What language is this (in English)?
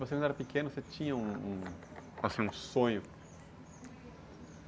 Portuguese